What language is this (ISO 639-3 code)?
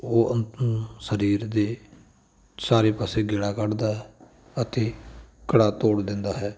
pan